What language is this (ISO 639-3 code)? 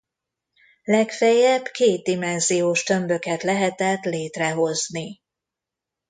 hun